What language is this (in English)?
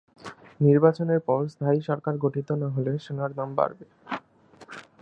Bangla